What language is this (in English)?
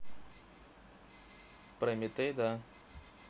Russian